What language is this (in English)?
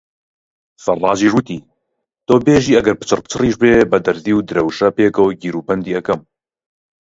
Central Kurdish